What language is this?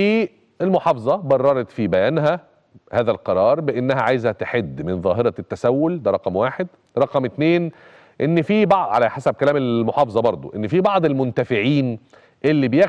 Arabic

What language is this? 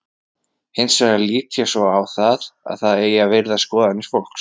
Icelandic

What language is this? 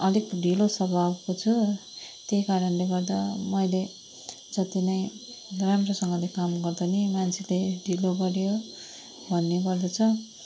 Nepali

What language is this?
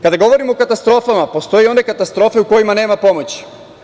Serbian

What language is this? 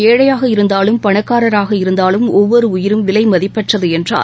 Tamil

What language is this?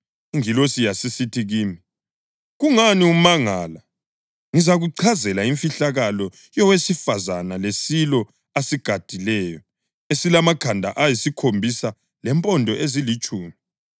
North Ndebele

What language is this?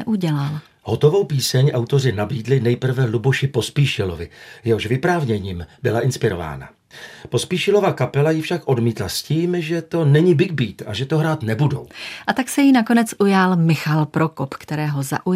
Czech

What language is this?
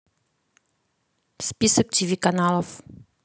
Russian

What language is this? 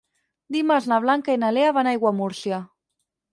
Catalan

